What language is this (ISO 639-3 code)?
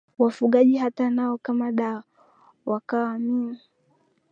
swa